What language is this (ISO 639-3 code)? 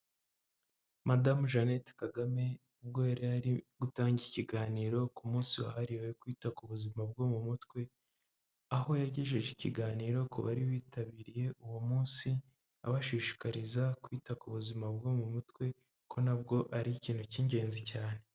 kin